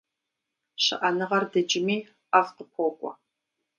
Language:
Kabardian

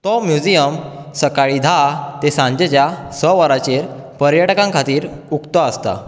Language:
Konkani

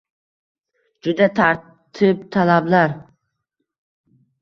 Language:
Uzbek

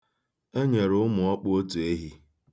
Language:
Igbo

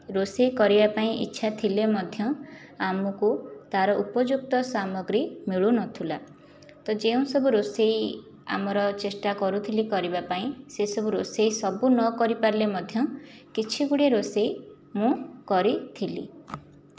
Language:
Odia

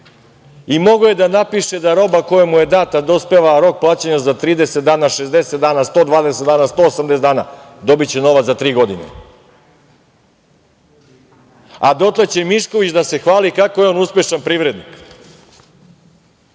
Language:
Serbian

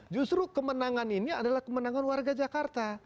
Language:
Indonesian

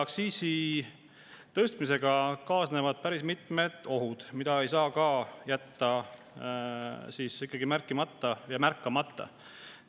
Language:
Estonian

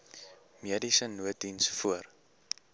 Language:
Afrikaans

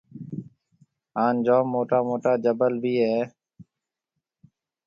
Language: Marwari (Pakistan)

